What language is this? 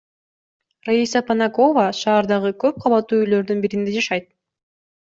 Kyrgyz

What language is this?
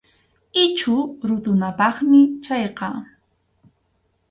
Arequipa-La Unión Quechua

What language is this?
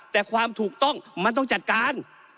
Thai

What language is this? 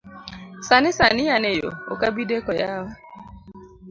Luo (Kenya and Tanzania)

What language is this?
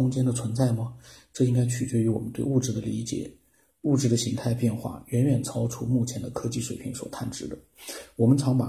Chinese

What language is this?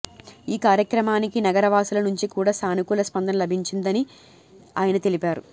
Telugu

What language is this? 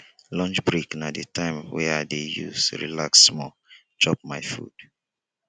Nigerian Pidgin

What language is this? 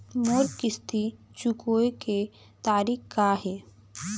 Chhattisgarhi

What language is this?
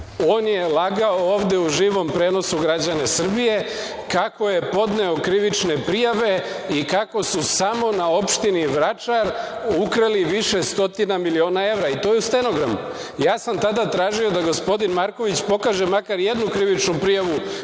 Serbian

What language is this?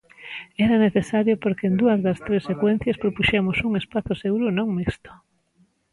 Galician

